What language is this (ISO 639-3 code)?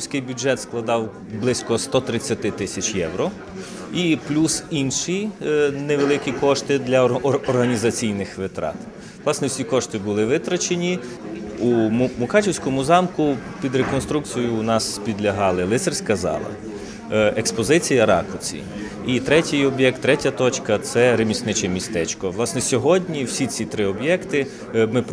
ukr